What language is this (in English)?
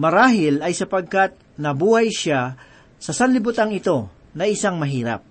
Filipino